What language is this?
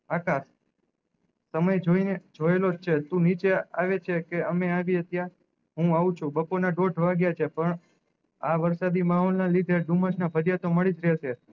Gujarati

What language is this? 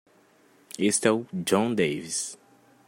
Portuguese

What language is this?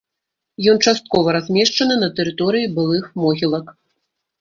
Belarusian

